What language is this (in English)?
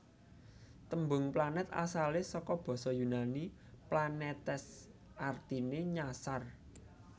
Javanese